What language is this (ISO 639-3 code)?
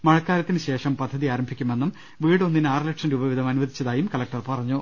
mal